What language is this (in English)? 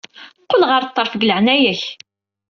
Kabyle